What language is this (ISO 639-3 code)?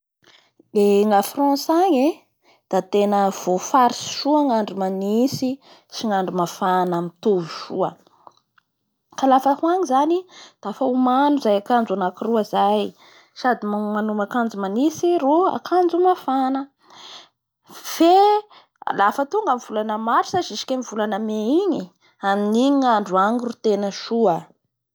bhr